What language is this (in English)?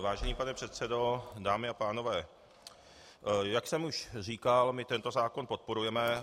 Czech